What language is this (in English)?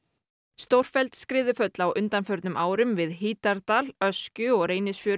Icelandic